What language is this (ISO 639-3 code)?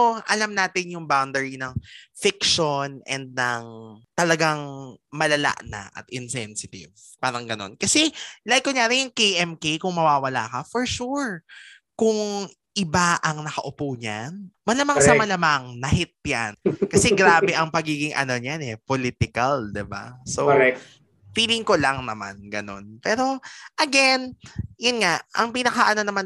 fil